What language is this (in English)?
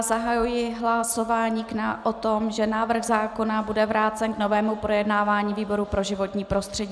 Czech